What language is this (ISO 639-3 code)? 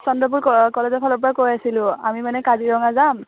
asm